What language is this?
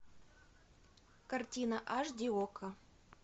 Russian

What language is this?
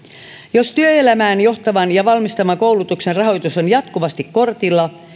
Finnish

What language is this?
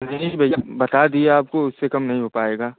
Hindi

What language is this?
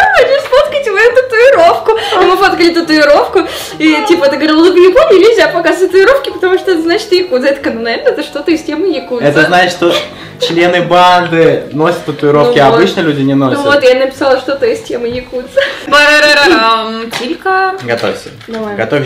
Russian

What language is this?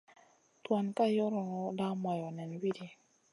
Masana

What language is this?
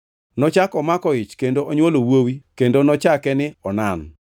Luo (Kenya and Tanzania)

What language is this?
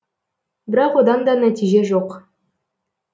Kazakh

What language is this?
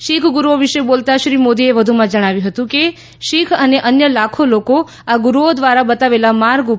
Gujarati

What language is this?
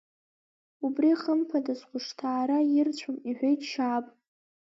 Abkhazian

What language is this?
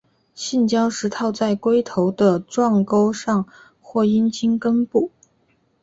Chinese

